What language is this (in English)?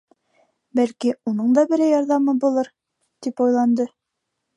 Bashkir